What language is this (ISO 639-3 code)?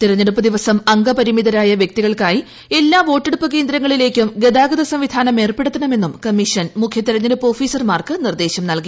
mal